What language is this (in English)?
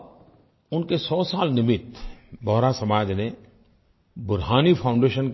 Hindi